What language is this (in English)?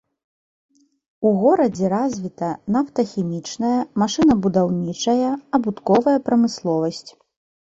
Belarusian